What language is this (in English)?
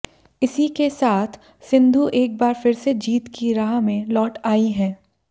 Hindi